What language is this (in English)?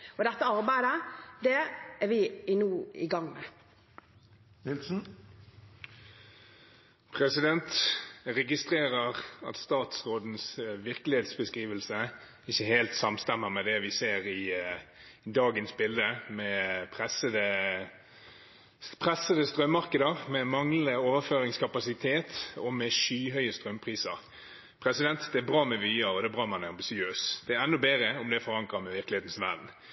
Norwegian Bokmål